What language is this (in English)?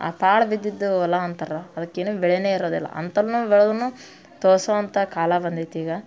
Kannada